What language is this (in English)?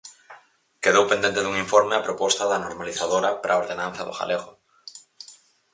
Galician